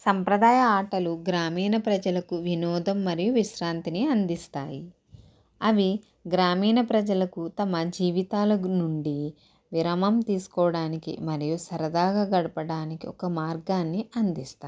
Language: Telugu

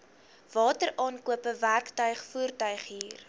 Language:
Afrikaans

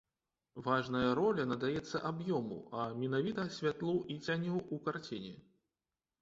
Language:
Belarusian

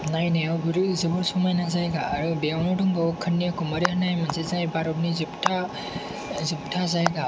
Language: Bodo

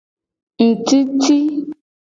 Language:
Gen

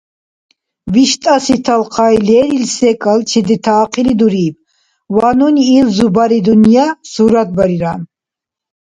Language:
Dargwa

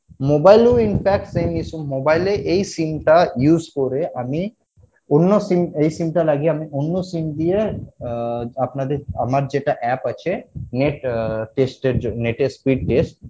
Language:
Bangla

